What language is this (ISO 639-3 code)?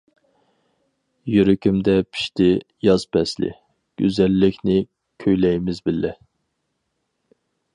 uig